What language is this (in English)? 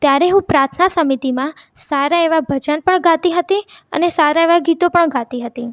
Gujarati